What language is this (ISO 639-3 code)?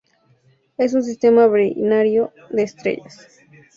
spa